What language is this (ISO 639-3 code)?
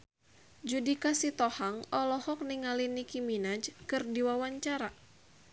sun